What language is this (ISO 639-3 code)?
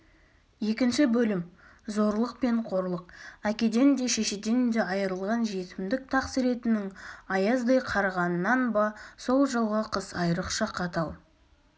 kaz